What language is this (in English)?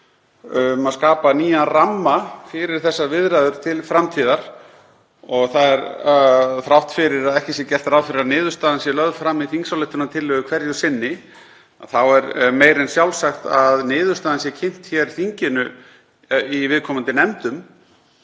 Icelandic